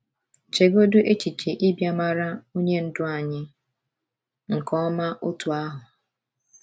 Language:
Igbo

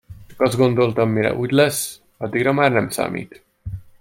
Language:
Hungarian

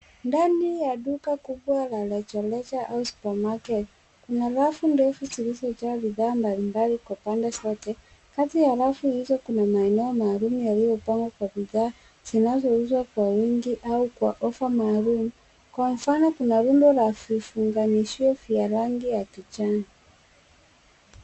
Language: Swahili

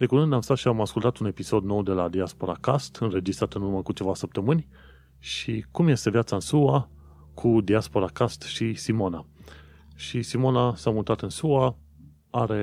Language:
Romanian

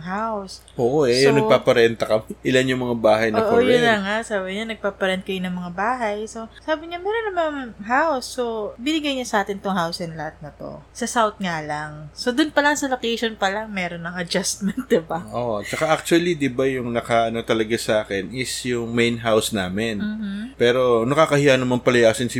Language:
Filipino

